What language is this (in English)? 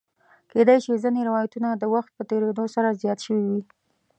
Pashto